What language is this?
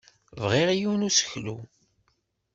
Kabyle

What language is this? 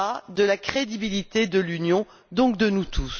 French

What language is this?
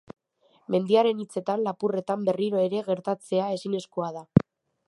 Basque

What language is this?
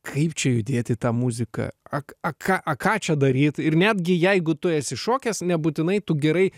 Lithuanian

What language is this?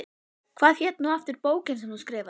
Icelandic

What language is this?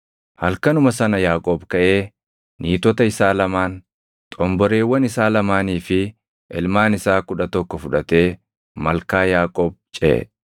Oromo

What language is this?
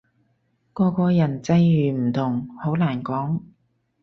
Cantonese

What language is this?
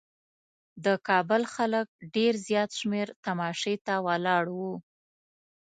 Pashto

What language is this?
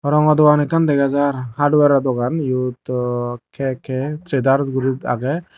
Chakma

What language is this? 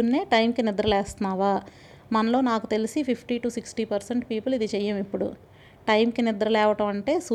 Telugu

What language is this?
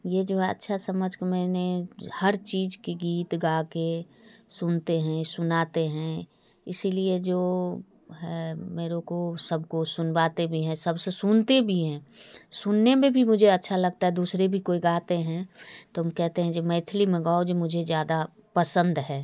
Hindi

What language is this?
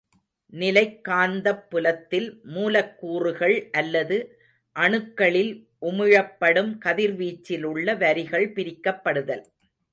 Tamil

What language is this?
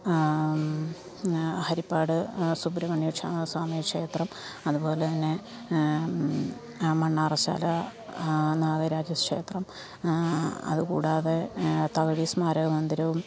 Malayalam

